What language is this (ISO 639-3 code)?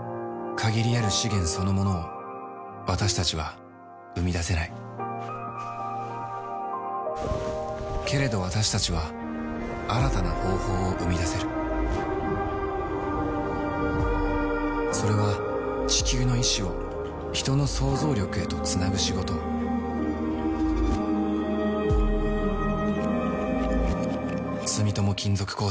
jpn